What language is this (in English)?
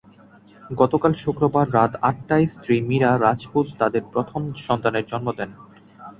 Bangla